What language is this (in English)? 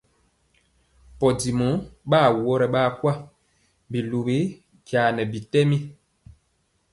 Mpiemo